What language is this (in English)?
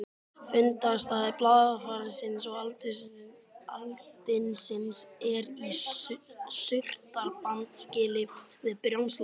Icelandic